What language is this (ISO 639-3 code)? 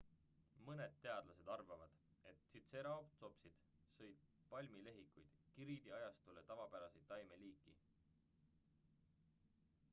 est